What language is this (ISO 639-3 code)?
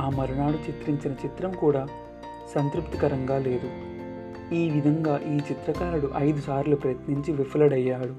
tel